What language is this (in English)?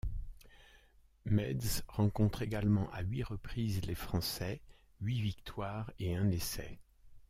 French